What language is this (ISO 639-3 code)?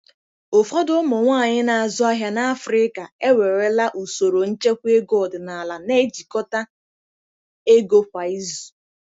ibo